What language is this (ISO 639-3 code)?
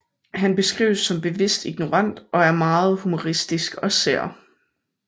dan